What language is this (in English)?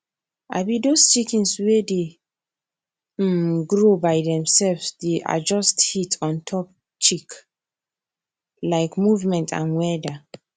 Nigerian Pidgin